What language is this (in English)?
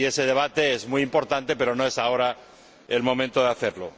Spanish